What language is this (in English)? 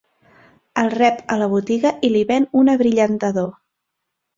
Catalan